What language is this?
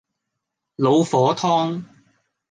Cantonese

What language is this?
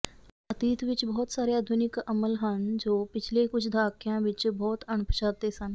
Punjabi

